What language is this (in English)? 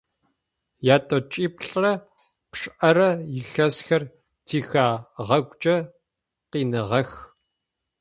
Adyghe